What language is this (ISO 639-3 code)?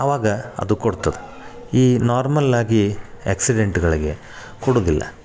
kan